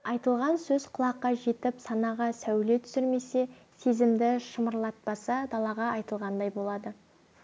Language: Kazakh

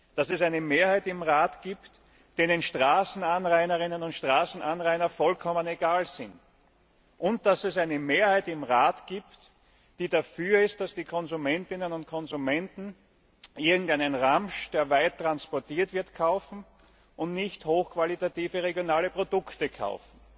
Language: German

